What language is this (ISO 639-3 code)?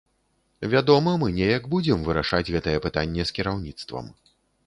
bel